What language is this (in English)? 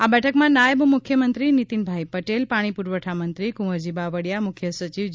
Gujarati